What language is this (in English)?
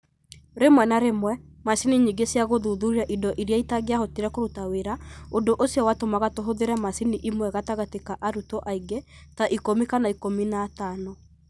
Kikuyu